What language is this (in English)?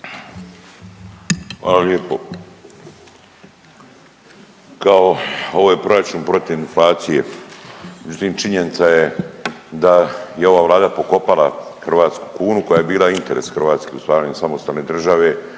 Croatian